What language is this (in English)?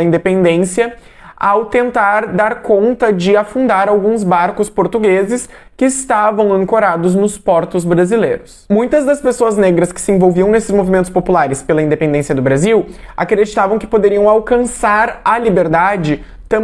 Portuguese